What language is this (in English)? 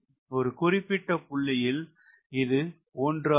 Tamil